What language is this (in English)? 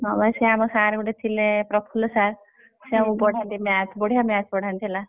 Odia